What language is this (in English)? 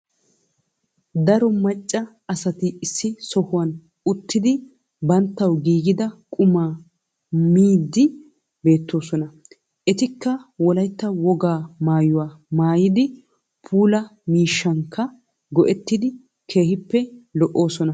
Wolaytta